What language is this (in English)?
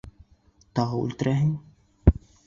Bashkir